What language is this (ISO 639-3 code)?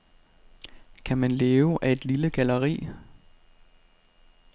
dan